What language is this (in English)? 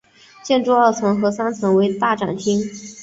Chinese